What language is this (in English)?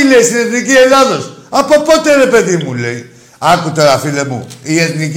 Greek